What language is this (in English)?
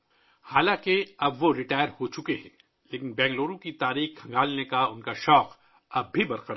Urdu